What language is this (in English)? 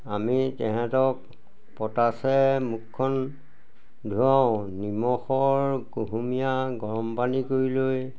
Assamese